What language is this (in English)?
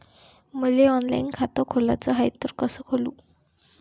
Marathi